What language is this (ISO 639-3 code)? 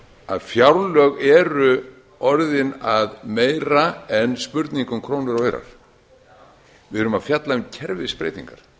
isl